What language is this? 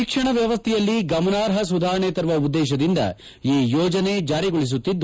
Kannada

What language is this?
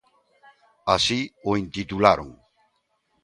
Galician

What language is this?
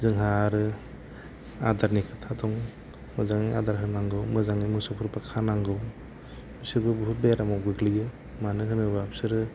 Bodo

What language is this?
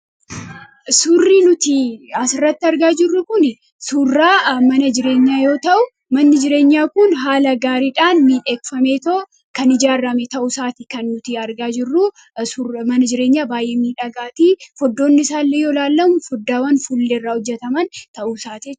Oromo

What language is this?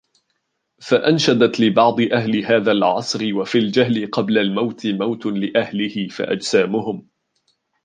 Arabic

